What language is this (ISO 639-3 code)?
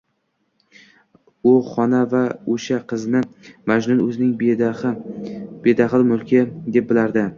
uzb